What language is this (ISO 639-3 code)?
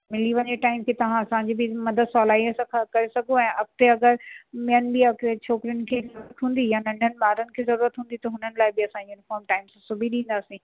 snd